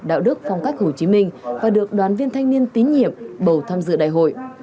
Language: Vietnamese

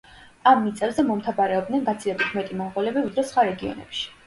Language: Georgian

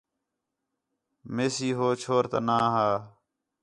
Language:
Khetrani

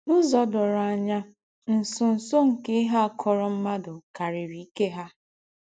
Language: Igbo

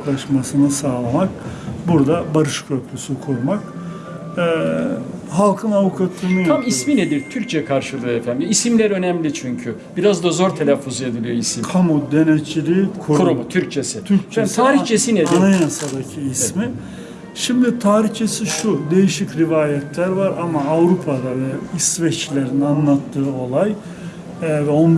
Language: Turkish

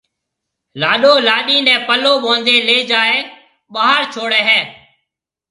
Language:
Marwari (Pakistan)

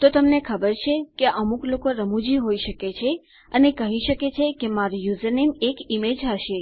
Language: Gujarati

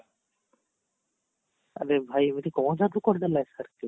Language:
Odia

